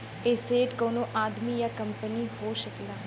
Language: Bhojpuri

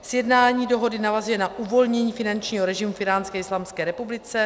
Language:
Czech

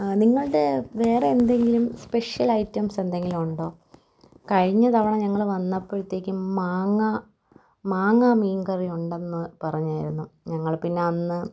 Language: Malayalam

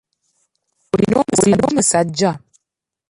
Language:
Ganda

